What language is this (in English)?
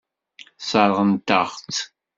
Kabyle